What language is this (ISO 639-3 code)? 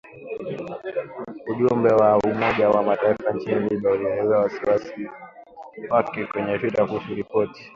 swa